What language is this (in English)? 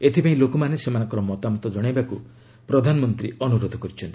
Odia